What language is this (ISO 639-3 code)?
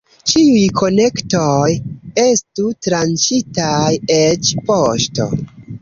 epo